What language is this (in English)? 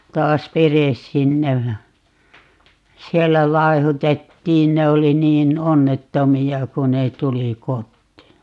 Finnish